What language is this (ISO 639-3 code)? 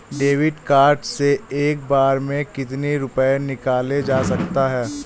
hin